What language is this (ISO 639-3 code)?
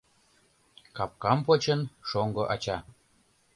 chm